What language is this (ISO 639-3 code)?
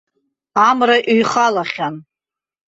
abk